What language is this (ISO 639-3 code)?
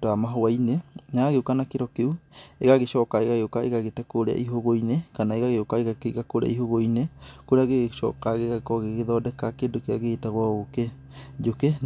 kik